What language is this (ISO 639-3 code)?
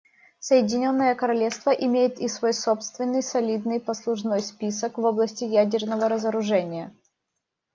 rus